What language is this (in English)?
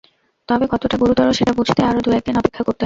Bangla